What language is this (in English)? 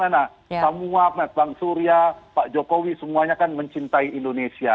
Indonesian